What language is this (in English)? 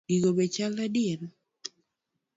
Luo (Kenya and Tanzania)